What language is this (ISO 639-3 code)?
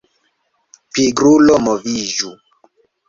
epo